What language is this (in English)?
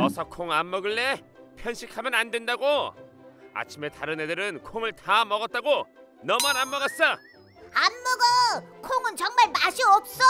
Korean